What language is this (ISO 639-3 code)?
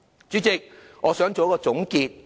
yue